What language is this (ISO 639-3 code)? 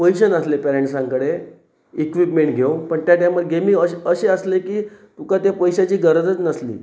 kok